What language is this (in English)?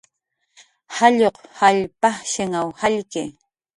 Jaqaru